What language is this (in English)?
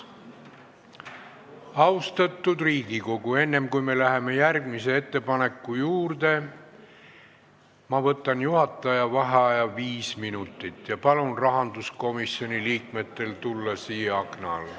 Estonian